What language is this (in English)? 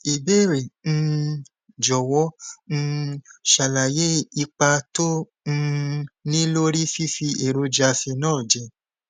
Yoruba